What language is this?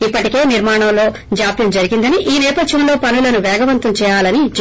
Telugu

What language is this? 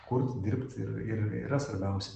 Lithuanian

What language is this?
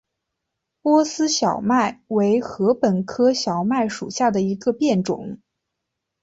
Chinese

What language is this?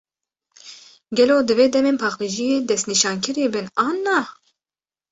Kurdish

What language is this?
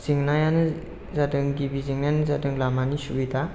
Bodo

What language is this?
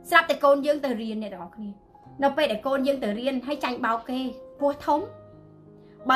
Vietnamese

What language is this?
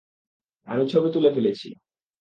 Bangla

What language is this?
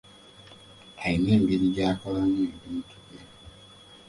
Ganda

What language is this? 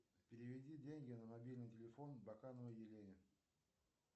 Russian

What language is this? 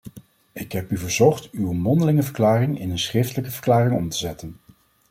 Dutch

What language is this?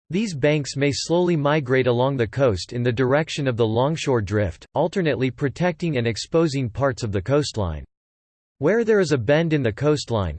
English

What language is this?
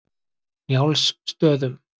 Icelandic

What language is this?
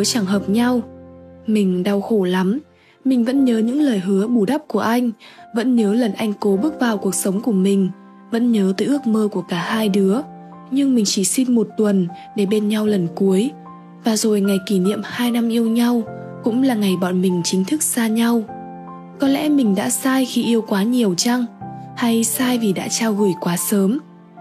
Vietnamese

